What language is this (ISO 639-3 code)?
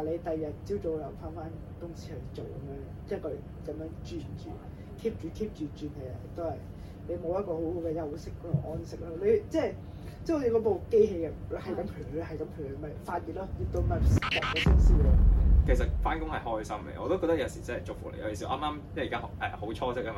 zho